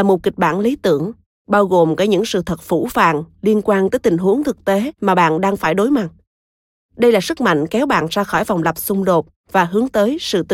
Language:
Vietnamese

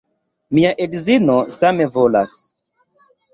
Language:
Esperanto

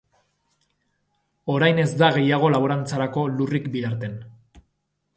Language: Basque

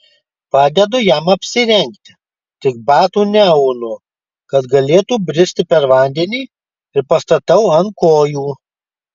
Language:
Lithuanian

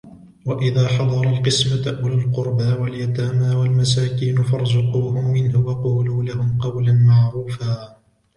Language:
Arabic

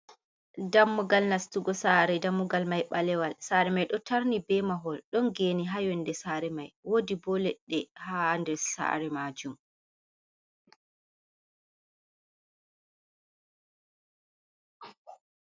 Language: Fula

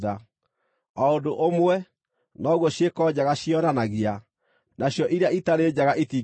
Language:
Kikuyu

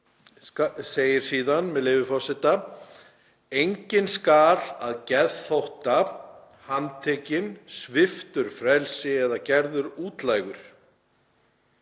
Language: Icelandic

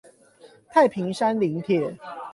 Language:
Chinese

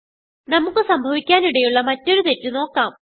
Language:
Malayalam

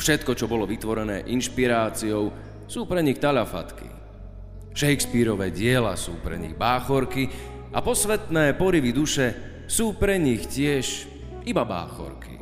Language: Slovak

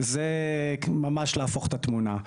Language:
Hebrew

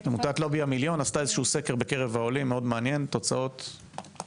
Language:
Hebrew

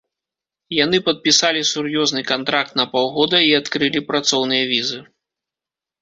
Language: Belarusian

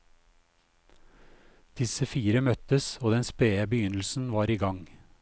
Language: Norwegian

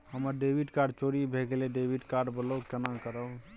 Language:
Maithili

